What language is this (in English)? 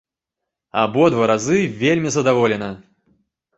Belarusian